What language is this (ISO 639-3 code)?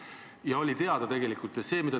est